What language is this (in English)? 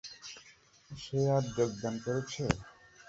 Bangla